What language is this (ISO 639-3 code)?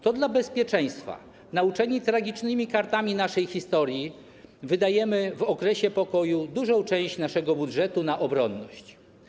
pol